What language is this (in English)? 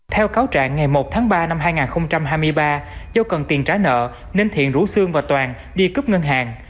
Vietnamese